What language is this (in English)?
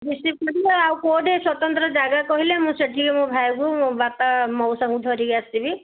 Odia